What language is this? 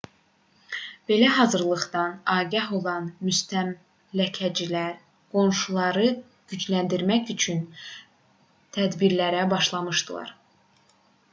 Azerbaijani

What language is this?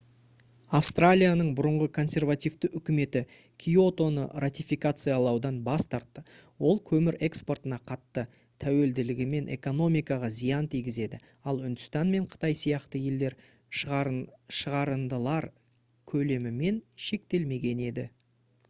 Kazakh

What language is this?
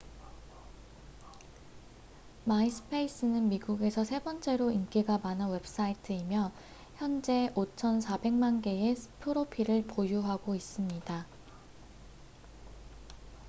Korean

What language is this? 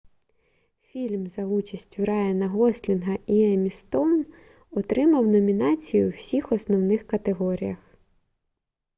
Ukrainian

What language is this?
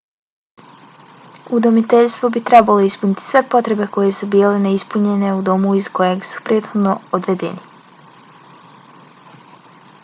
Bosnian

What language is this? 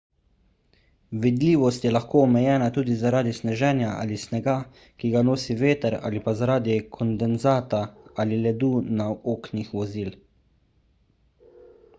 Slovenian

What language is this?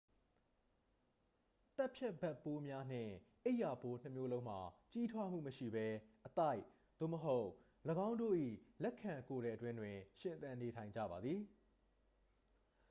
Burmese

